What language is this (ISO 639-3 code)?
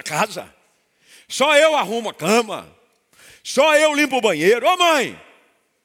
por